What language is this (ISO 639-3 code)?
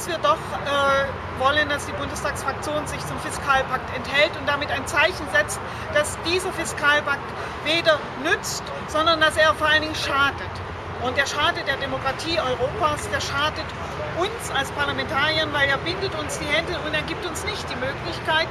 deu